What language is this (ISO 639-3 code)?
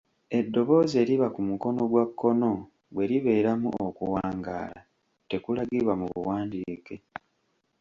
lug